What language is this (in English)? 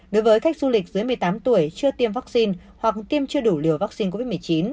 Vietnamese